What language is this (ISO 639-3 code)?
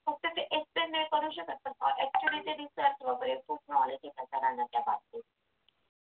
mar